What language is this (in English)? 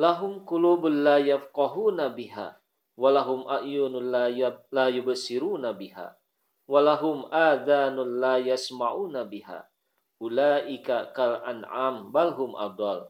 Indonesian